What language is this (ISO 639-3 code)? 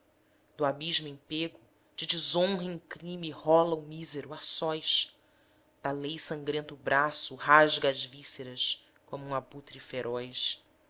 por